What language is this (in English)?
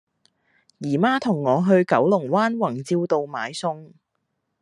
Cantonese